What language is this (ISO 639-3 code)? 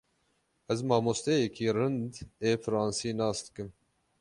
kur